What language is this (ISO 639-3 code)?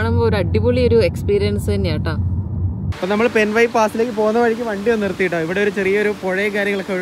mal